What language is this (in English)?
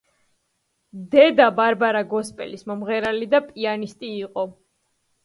Georgian